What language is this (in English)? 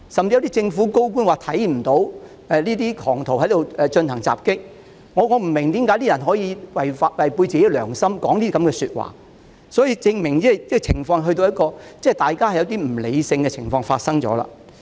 Cantonese